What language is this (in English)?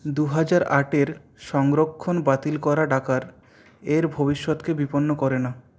Bangla